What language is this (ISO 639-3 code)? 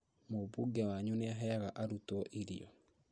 kik